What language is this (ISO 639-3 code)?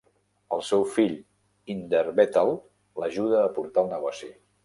cat